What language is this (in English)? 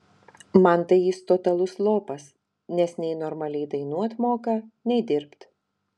Lithuanian